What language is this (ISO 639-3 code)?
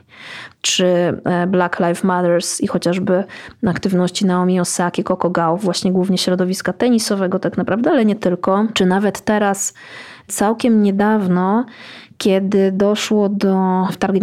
pol